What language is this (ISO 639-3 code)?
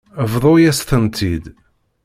kab